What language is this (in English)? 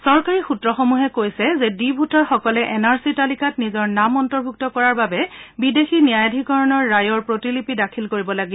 Assamese